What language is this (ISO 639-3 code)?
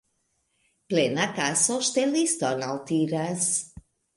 epo